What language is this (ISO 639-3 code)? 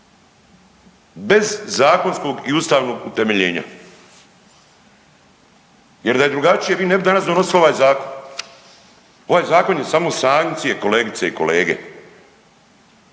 hrv